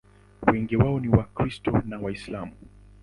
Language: Swahili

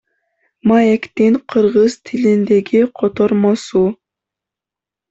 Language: Kyrgyz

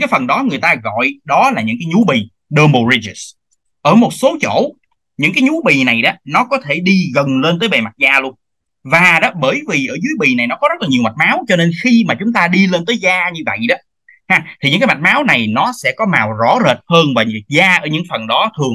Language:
Vietnamese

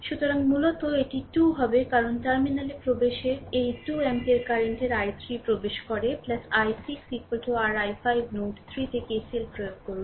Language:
Bangla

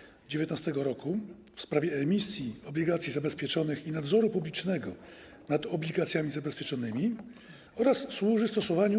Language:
Polish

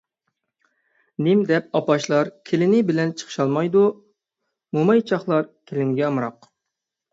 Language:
Uyghur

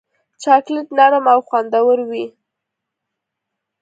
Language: Pashto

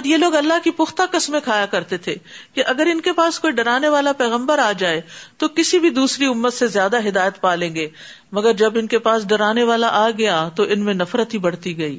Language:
Urdu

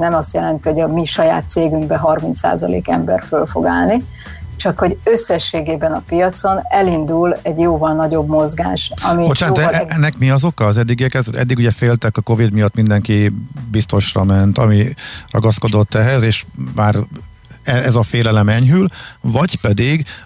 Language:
Hungarian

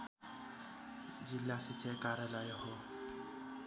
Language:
Nepali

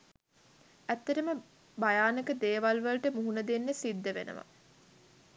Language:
Sinhala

